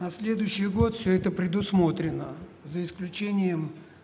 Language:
Russian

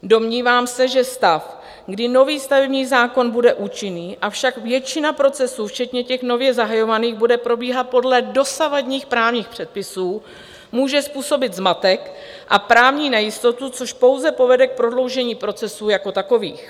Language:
Czech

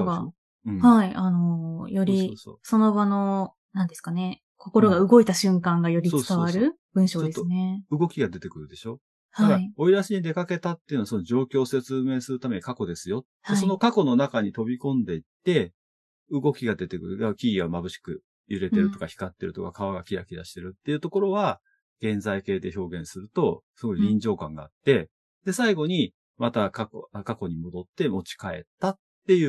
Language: Japanese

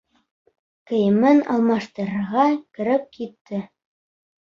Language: Bashkir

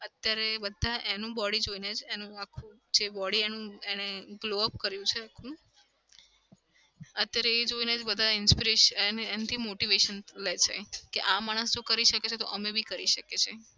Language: Gujarati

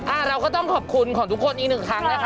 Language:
Thai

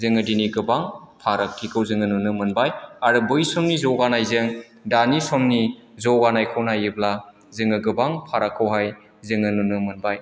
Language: Bodo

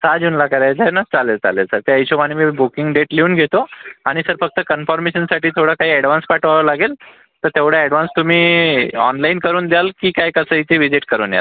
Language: Marathi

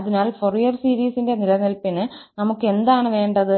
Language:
Malayalam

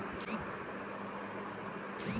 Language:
Bhojpuri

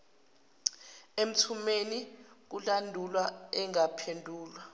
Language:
Zulu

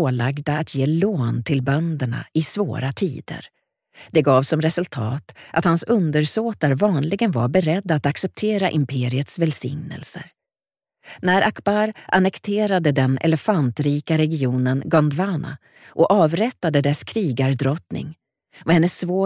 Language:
Swedish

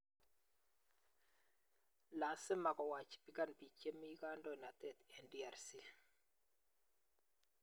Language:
Kalenjin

